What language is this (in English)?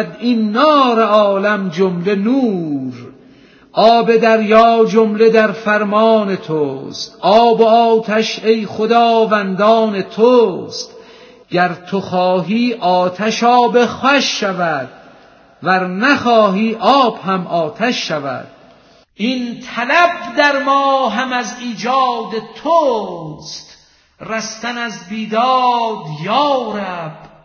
Persian